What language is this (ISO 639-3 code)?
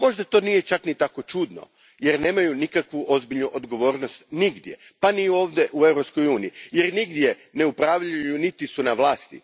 hrv